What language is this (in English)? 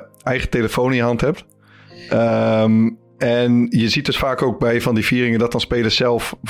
Dutch